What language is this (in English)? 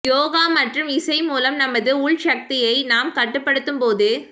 Tamil